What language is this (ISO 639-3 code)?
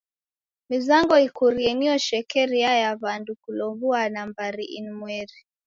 dav